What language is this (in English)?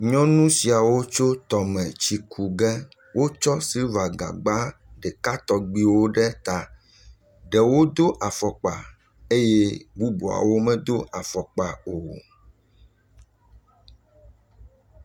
Ewe